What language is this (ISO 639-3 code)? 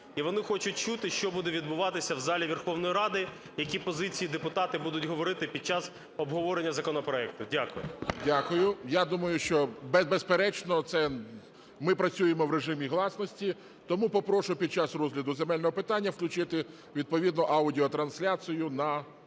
ukr